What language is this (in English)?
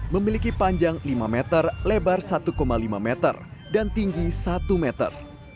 Indonesian